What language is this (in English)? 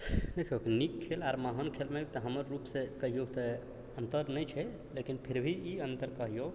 Maithili